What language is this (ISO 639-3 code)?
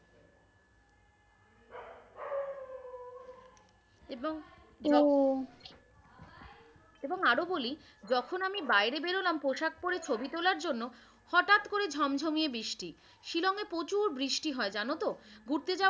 ben